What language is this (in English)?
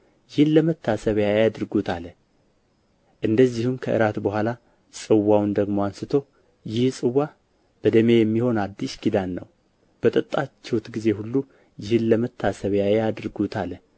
Amharic